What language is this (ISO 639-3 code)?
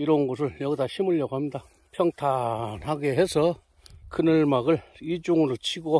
kor